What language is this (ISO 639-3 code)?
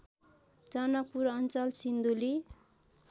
nep